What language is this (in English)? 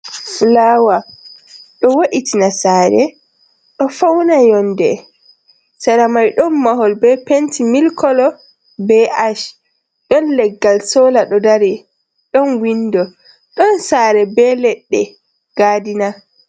Fula